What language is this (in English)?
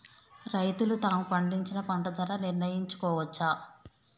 Telugu